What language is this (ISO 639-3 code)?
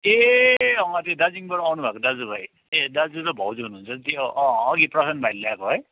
nep